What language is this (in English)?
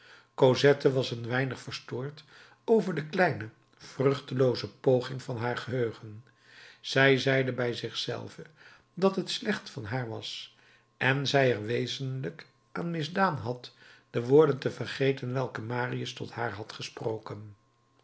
Dutch